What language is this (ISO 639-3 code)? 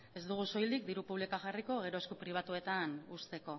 eus